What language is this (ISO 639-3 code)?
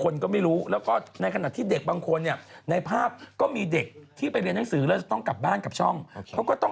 tha